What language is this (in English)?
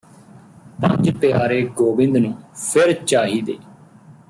Punjabi